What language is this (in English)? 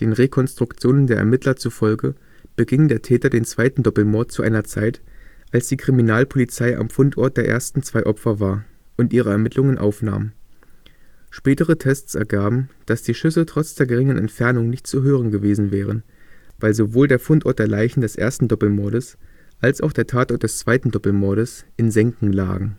German